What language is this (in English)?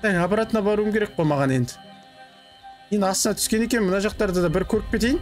Turkish